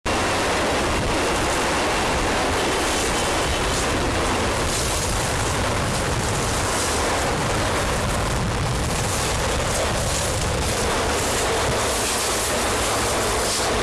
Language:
Galician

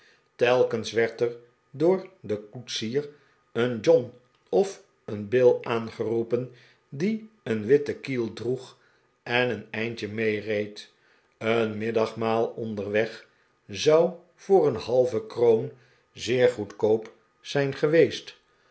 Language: Dutch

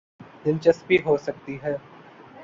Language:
Urdu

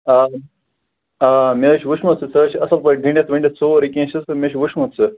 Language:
Kashmiri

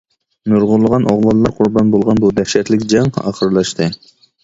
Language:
Uyghur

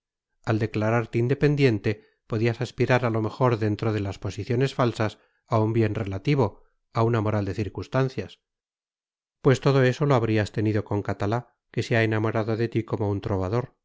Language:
Spanish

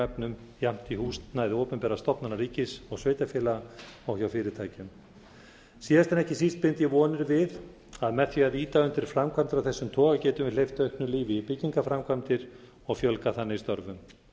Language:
Icelandic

